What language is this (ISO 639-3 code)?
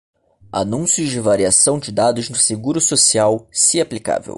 por